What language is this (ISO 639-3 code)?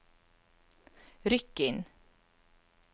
nor